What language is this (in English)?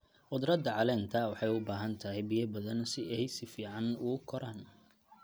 Somali